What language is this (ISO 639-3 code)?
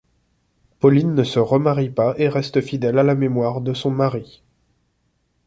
fra